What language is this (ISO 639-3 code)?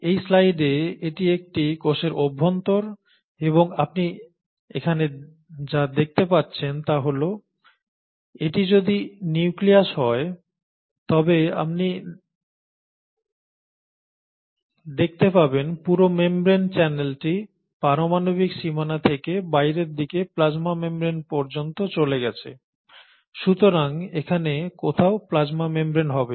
ben